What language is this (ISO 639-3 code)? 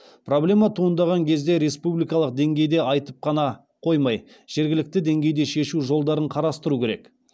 kaz